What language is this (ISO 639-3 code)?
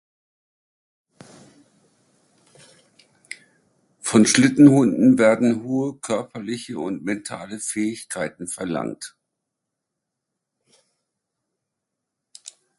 deu